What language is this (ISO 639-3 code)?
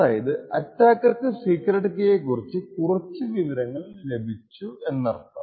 mal